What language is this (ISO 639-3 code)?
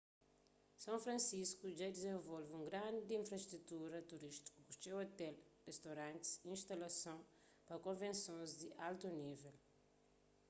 kea